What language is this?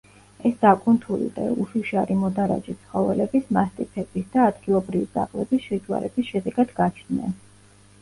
Georgian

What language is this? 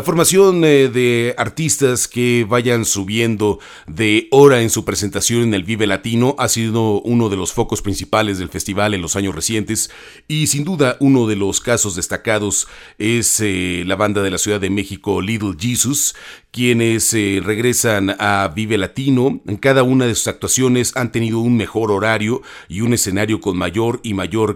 Spanish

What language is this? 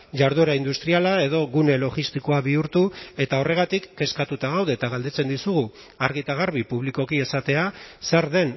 Basque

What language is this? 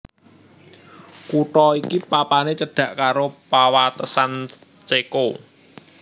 Javanese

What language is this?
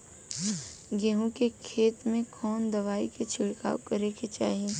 Bhojpuri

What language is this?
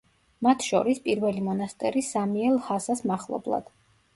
Georgian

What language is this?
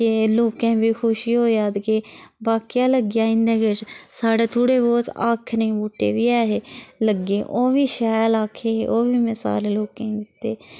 Dogri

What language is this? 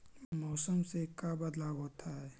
Magahi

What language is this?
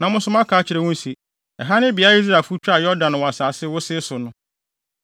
Akan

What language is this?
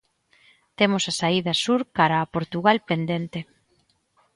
Galician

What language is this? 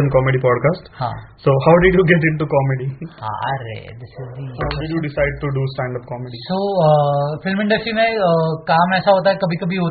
Hindi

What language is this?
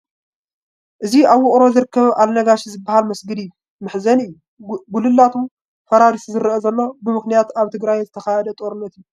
Tigrinya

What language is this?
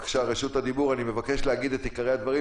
Hebrew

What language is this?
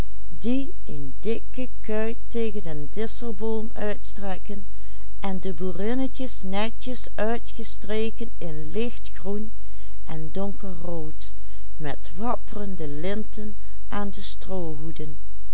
Dutch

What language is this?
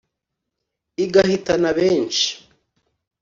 Kinyarwanda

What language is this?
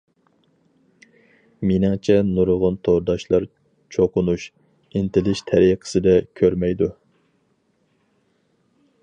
Uyghur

